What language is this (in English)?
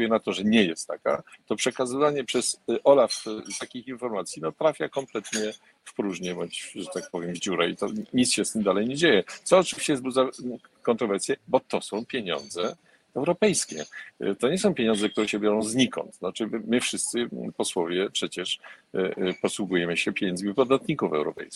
Polish